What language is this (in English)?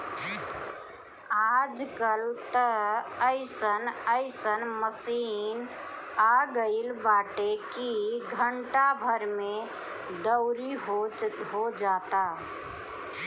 Bhojpuri